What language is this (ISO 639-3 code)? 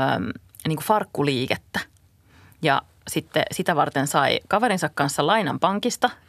fin